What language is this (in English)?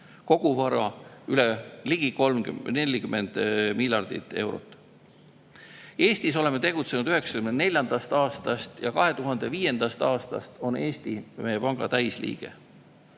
Estonian